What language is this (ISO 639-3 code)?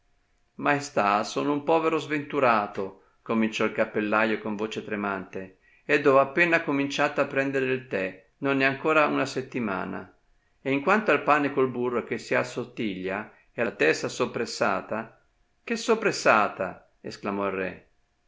ita